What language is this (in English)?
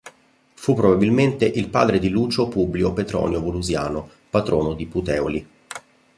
Italian